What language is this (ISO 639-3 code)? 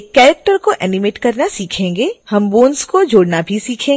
hin